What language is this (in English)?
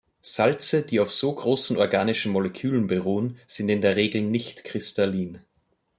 German